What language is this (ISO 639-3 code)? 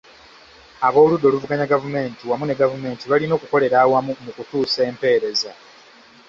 lug